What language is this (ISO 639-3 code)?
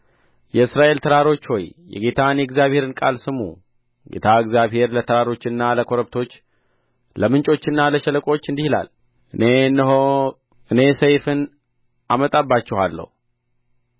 amh